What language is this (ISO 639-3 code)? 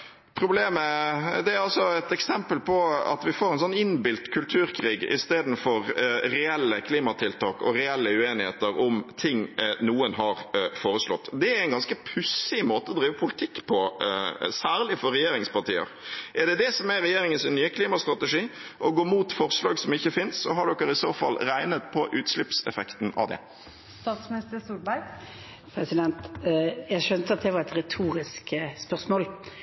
nob